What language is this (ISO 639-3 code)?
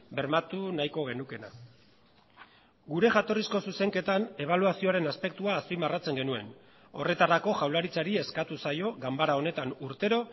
eus